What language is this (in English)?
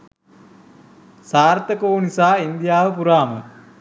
Sinhala